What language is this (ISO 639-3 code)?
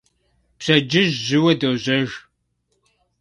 kbd